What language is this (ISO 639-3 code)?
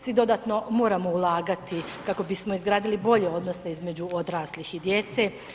hrv